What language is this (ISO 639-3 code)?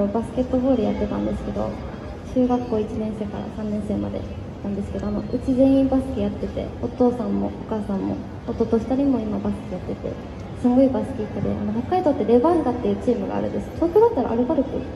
jpn